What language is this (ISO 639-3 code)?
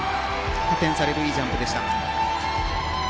jpn